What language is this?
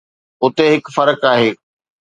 Sindhi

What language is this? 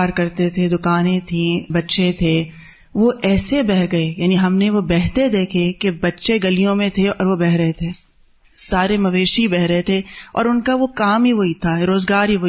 Urdu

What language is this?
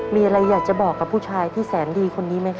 Thai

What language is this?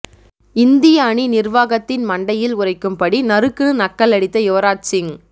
Tamil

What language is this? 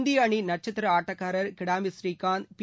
Tamil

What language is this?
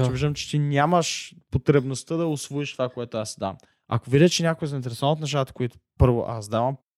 Bulgarian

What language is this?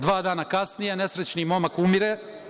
Serbian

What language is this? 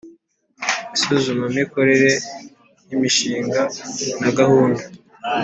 Kinyarwanda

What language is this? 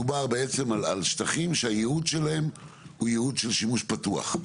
Hebrew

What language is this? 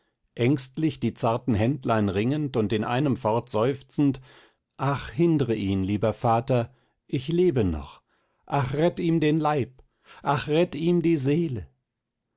German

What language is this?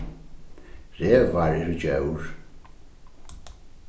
Faroese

